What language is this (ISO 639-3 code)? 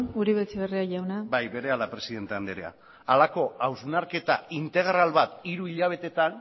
eus